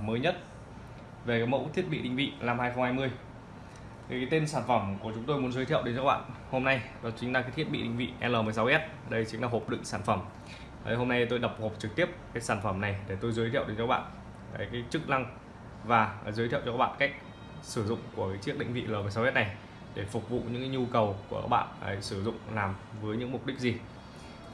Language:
Vietnamese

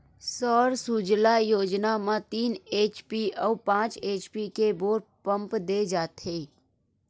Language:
Chhattisgarhi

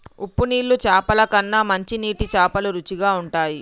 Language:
Telugu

